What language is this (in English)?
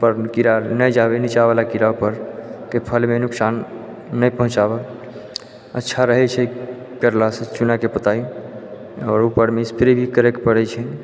Maithili